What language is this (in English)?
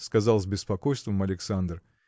Russian